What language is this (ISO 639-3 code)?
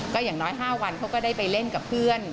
tha